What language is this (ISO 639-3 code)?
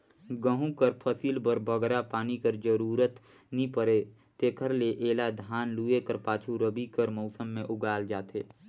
hne